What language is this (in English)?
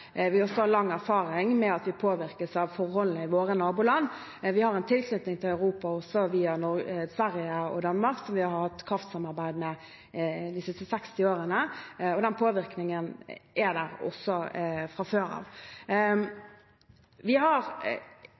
Norwegian Bokmål